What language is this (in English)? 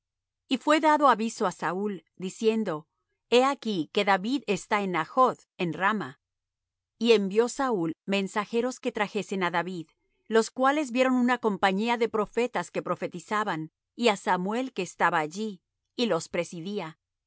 Spanish